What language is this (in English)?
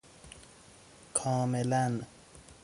Persian